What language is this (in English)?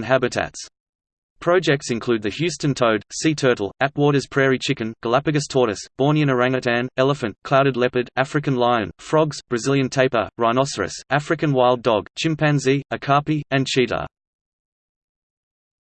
English